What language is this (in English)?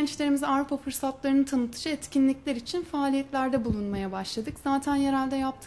Turkish